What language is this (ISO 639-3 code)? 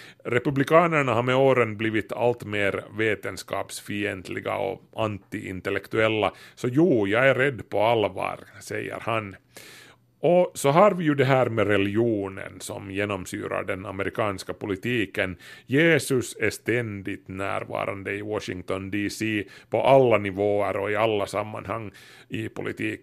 swe